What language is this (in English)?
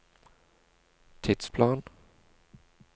Norwegian